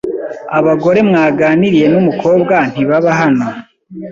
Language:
Kinyarwanda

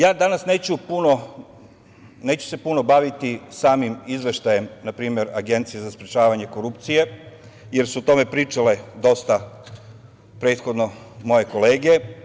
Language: Serbian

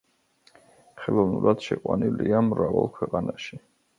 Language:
Georgian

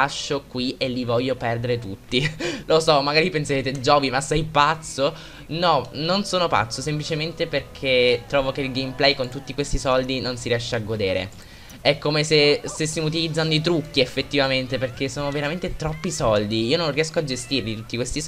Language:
Italian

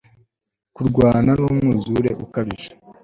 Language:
Kinyarwanda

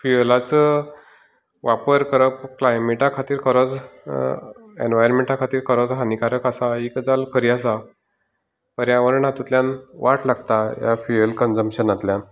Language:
Konkani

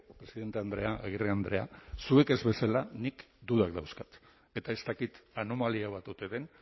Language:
Basque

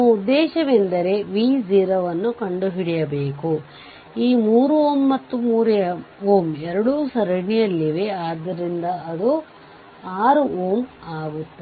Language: Kannada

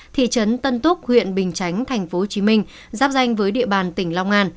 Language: Vietnamese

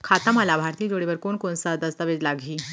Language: Chhattisgarhi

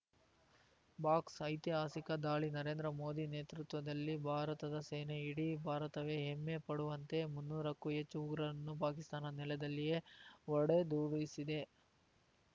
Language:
Kannada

